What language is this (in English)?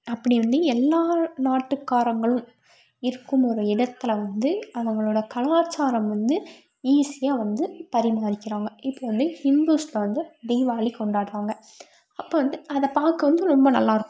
Tamil